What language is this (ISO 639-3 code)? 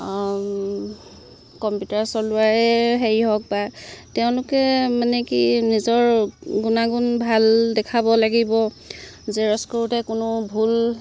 asm